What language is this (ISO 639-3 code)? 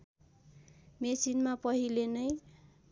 nep